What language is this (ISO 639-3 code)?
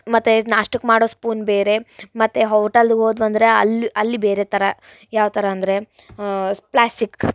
kan